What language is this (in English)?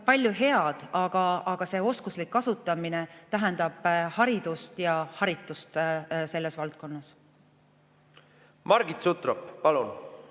Estonian